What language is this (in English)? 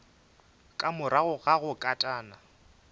Northern Sotho